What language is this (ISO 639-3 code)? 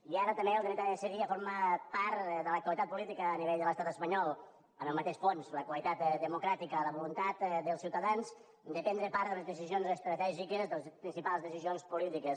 cat